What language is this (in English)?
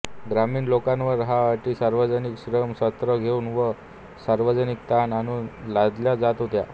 Marathi